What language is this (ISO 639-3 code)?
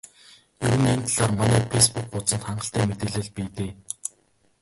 mon